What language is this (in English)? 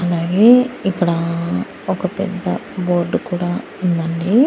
Telugu